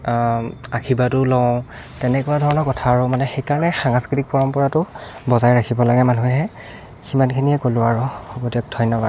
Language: Assamese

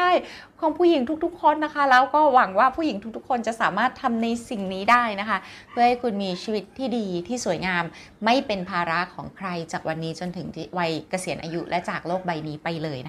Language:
Thai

